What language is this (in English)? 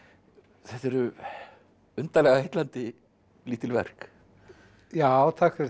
Icelandic